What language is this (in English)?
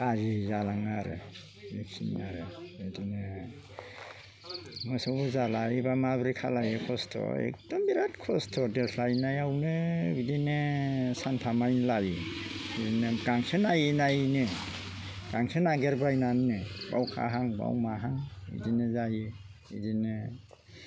Bodo